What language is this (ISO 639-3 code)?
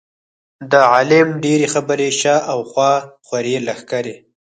pus